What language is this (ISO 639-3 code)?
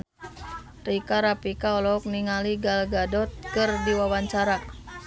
sun